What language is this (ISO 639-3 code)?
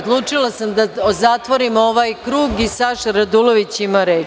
srp